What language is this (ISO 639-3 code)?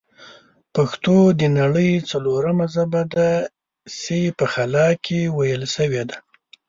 pus